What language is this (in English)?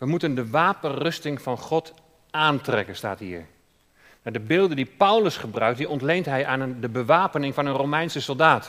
Dutch